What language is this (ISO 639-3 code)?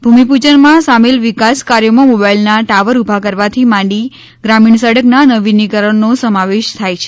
guj